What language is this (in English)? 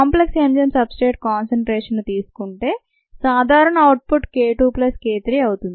Telugu